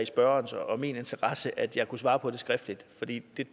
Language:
Danish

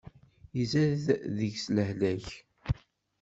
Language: Kabyle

